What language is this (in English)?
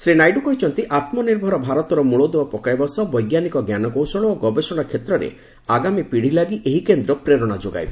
Odia